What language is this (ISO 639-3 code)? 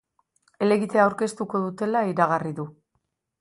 eus